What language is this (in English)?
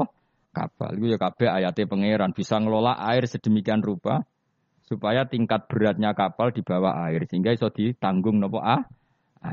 Indonesian